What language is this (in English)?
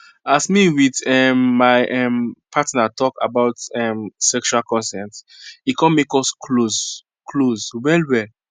Nigerian Pidgin